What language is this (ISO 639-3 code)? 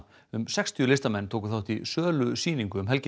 isl